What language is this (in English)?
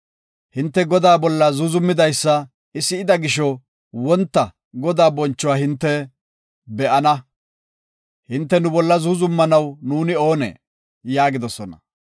Gofa